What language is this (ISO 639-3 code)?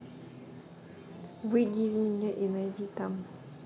rus